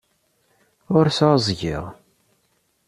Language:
Kabyle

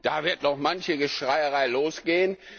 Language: German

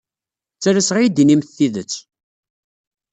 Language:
Kabyle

